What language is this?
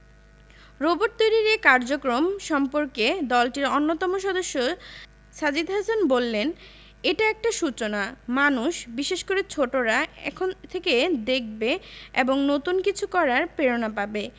Bangla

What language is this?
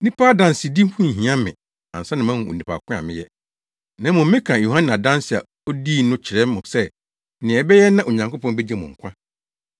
Akan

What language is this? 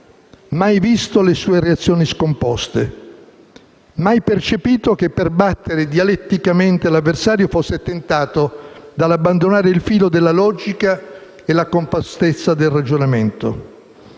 Italian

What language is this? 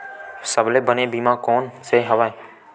Chhattisgarhi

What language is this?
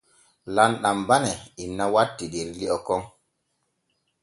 Borgu Fulfulde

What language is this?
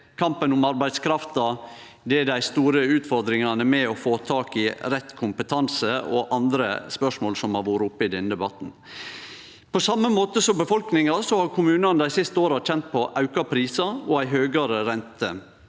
Norwegian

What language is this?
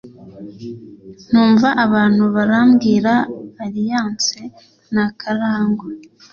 Kinyarwanda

